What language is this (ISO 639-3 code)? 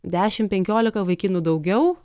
lit